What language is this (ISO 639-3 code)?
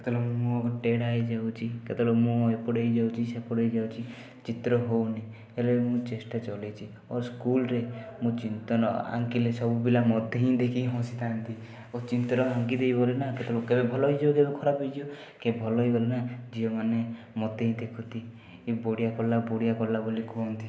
ori